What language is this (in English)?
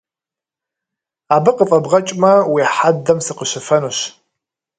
Kabardian